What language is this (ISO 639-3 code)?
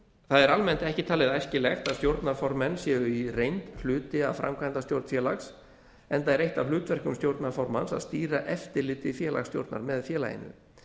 isl